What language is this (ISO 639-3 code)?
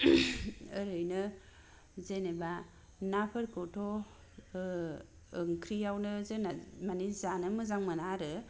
brx